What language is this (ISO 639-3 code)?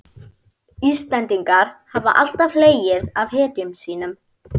isl